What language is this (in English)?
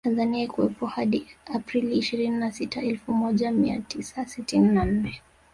Swahili